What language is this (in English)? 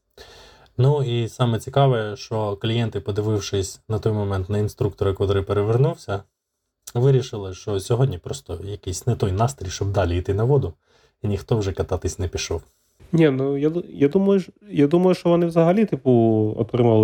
Ukrainian